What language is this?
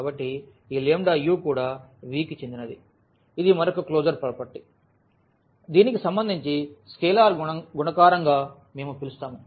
Telugu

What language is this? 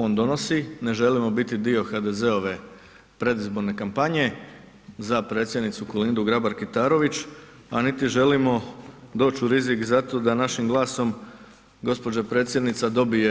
Croatian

